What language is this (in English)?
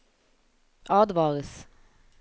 Norwegian